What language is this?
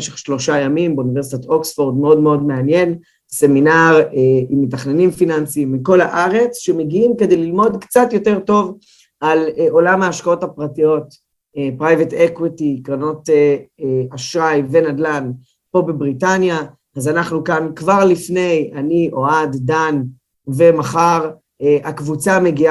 Hebrew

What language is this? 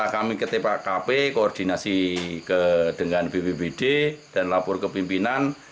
Indonesian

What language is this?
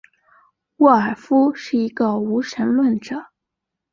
Chinese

